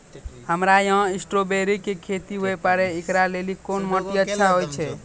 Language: Maithili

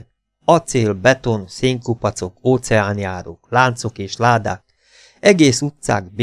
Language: Hungarian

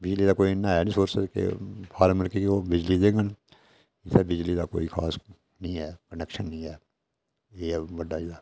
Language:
Dogri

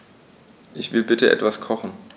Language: German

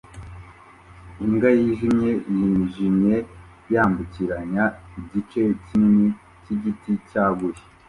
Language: Kinyarwanda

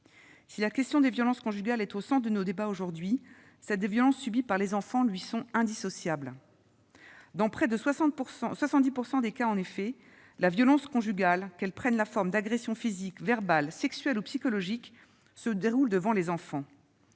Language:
French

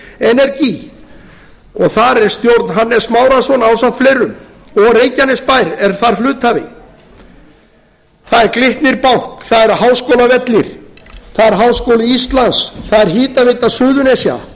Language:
Icelandic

